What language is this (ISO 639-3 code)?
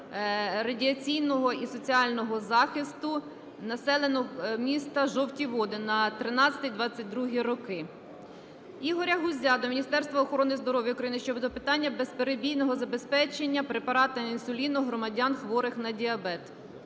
ukr